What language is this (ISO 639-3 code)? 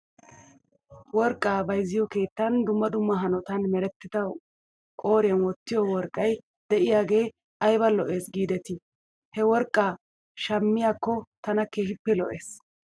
wal